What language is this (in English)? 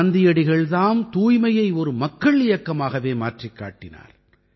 Tamil